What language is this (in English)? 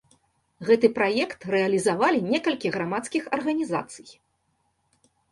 Belarusian